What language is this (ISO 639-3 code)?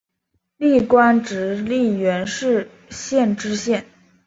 zho